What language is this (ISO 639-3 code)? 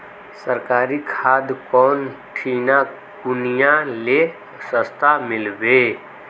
mag